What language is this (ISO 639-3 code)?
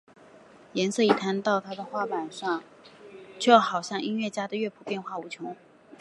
zho